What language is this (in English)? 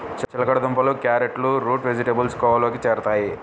Telugu